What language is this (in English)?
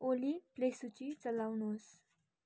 Nepali